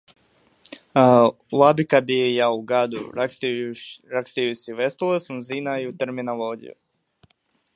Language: Latvian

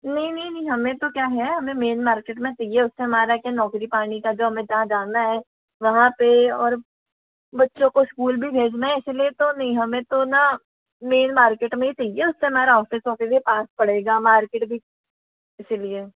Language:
Hindi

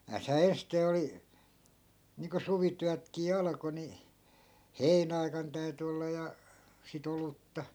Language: Finnish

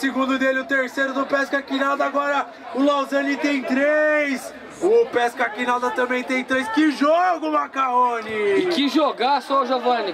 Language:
Portuguese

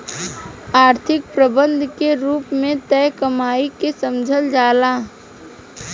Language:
Bhojpuri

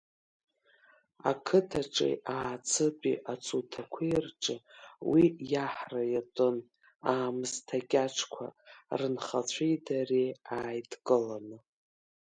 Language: Abkhazian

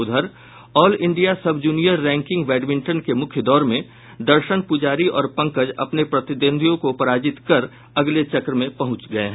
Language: Hindi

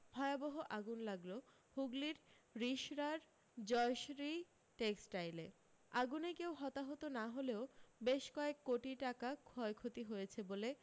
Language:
Bangla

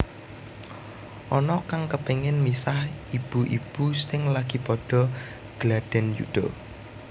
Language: Javanese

